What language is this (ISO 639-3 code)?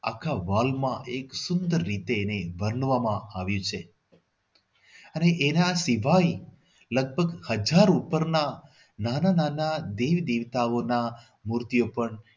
guj